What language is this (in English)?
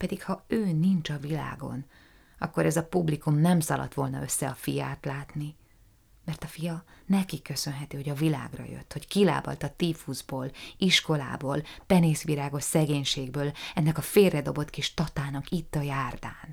Hungarian